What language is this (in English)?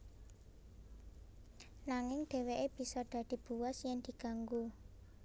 Javanese